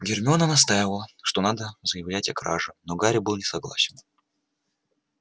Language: Russian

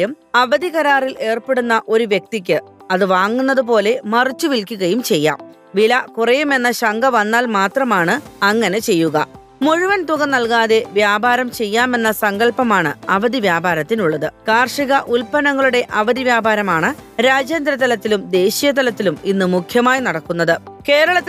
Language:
Malayalam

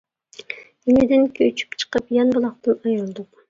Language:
Uyghur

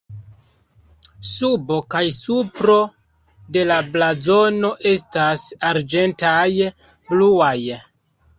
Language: Esperanto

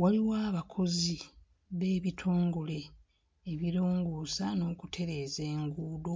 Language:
Ganda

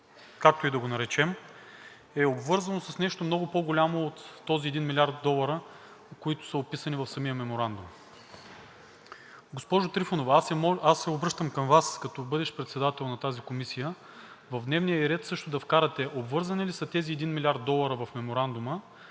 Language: Bulgarian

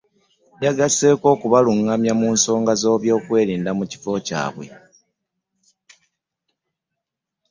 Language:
Ganda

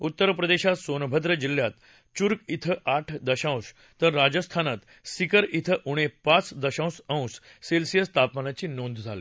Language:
Marathi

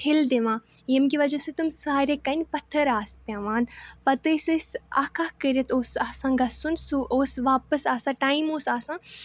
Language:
Kashmiri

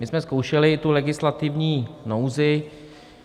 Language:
Czech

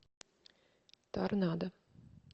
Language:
Russian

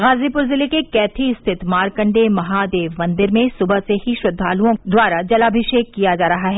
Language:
Hindi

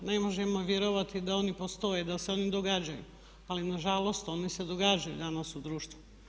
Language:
Croatian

